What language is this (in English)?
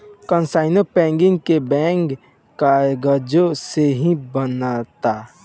Bhojpuri